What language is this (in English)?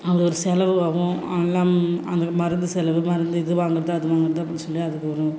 Tamil